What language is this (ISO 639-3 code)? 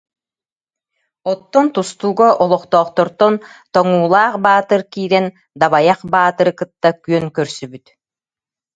sah